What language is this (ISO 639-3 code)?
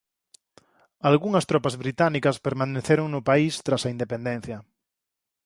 glg